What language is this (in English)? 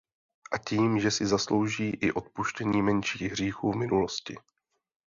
Czech